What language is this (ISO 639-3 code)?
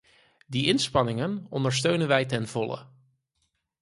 nld